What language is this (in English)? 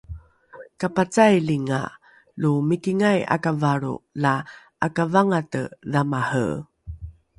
Rukai